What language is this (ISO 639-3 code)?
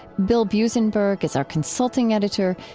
eng